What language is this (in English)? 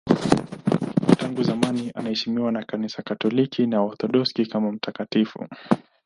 Swahili